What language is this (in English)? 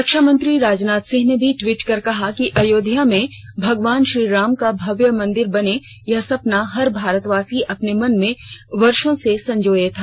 Hindi